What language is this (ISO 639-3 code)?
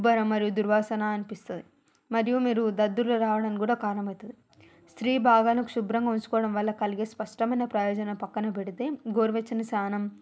tel